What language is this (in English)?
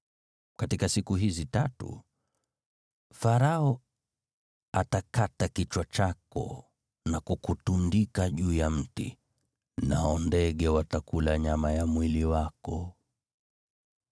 Swahili